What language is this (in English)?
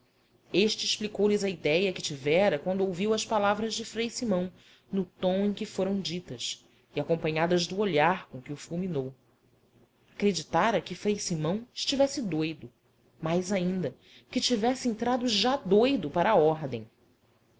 Portuguese